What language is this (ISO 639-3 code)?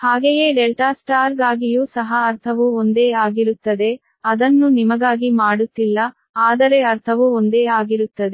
kan